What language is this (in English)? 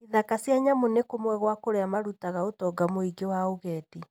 Kikuyu